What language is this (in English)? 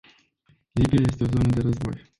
Romanian